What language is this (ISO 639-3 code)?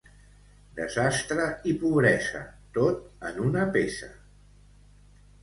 cat